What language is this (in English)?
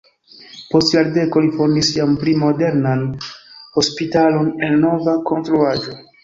Esperanto